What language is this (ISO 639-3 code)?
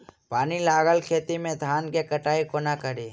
mai